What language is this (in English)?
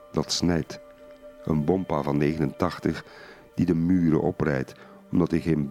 Dutch